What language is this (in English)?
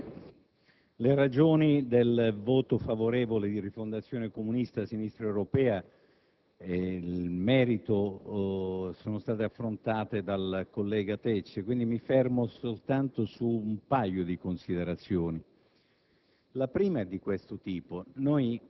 Italian